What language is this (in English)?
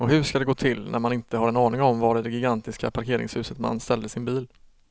Swedish